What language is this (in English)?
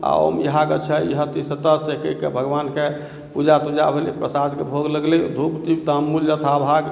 Maithili